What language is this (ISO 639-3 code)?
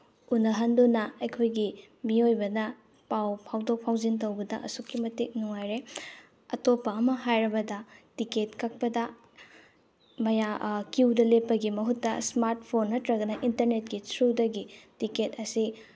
mni